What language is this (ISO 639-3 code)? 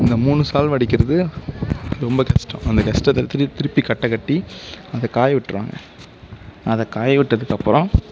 tam